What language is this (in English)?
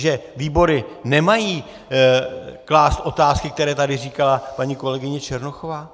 Czech